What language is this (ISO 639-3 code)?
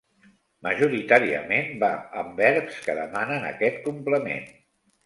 cat